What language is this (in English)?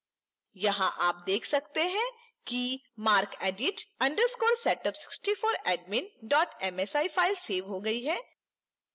Hindi